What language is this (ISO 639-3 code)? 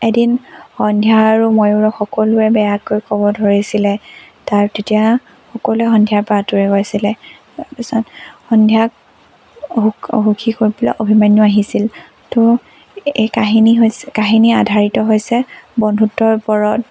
asm